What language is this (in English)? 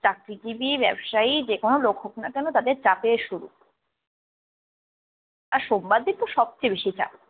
Bangla